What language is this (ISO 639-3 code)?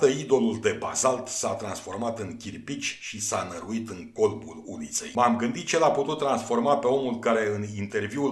ron